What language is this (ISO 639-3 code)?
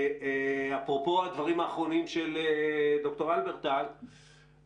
heb